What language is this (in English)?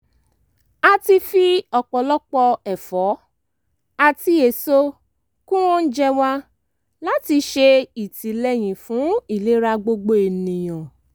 Yoruba